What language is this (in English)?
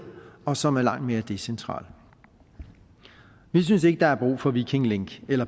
Danish